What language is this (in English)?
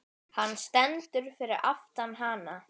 Icelandic